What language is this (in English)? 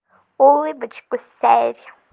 Russian